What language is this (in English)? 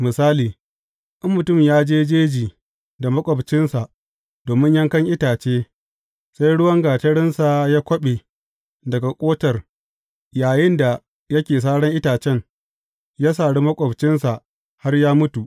Hausa